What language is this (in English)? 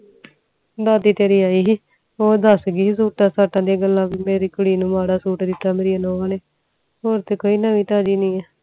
Punjabi